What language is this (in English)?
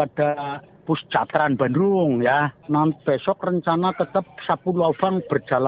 Indonesian